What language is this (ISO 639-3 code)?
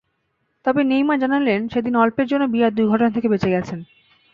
ben